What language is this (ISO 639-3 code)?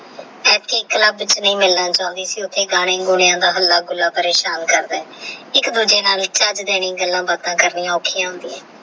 pan